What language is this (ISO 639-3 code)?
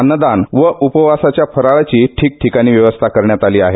mar